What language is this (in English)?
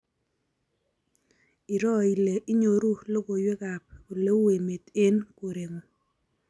Kalenjin